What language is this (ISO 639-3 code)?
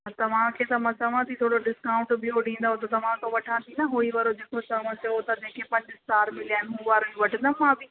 snd